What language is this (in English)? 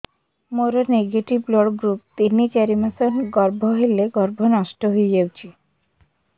Odia